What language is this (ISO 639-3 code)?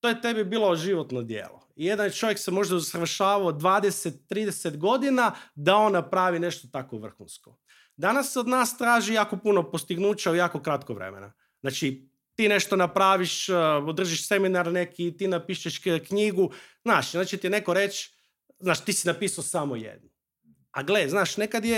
hrv